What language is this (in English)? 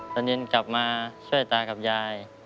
Thai